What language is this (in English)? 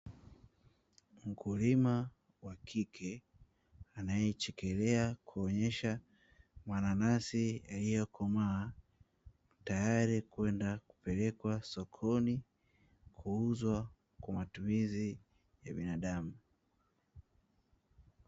Swahili